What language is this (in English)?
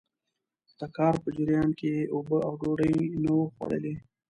Pashto